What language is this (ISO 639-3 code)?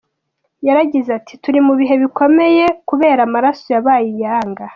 kin